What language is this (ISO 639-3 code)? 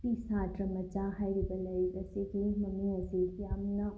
mni